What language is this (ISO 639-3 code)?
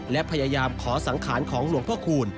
tha